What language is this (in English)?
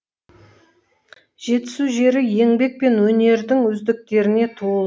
Kazakh